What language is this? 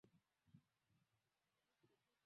Swahili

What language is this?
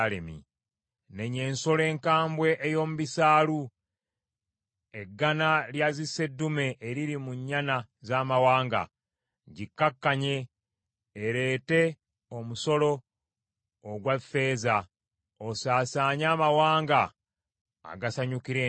Ganda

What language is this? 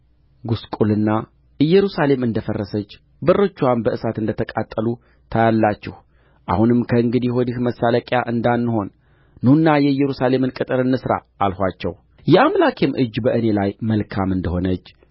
Amharic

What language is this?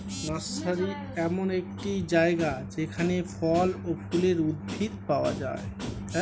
Bangla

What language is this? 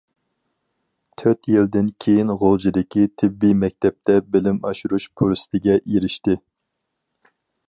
Uyghur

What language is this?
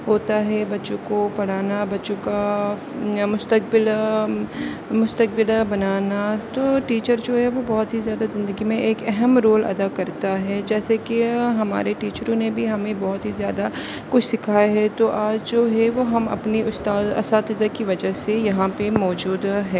Urdu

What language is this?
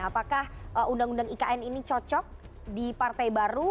Indonesian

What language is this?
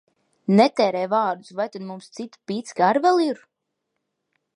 Latvian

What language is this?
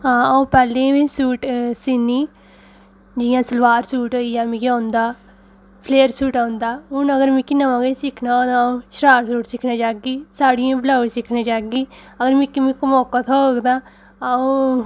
Dogri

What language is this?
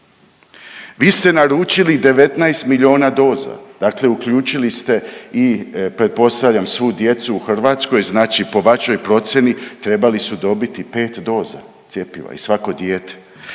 Croatian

